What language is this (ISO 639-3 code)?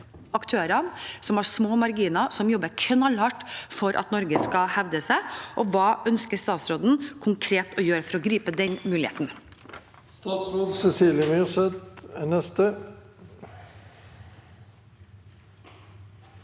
nor